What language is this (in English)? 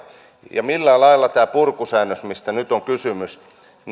Finnish